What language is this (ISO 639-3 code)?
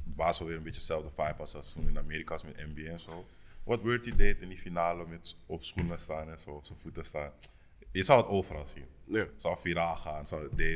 nld